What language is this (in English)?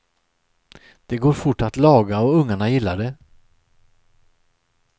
Swedish